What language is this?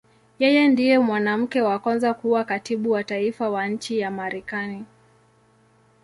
Swahili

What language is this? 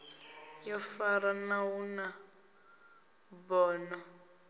Venda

